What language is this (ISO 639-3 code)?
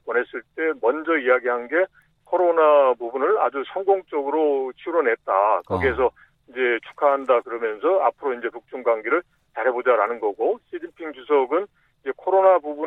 kor